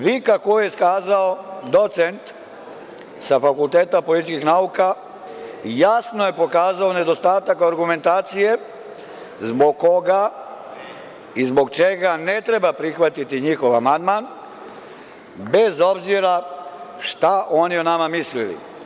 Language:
Serbian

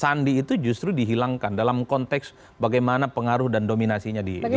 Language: Indonesian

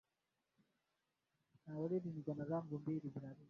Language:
Swahili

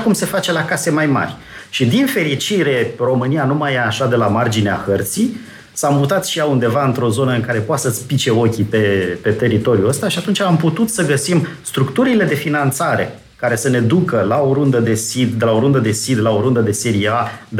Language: Romanian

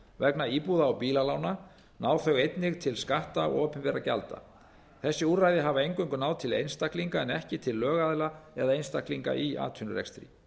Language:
Icelandic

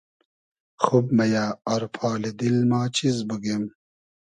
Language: Hazaragi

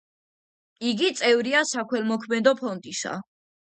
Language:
Georgian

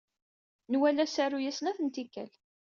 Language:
Kabyle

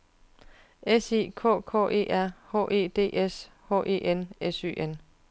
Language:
Danish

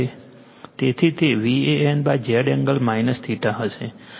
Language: Gujarati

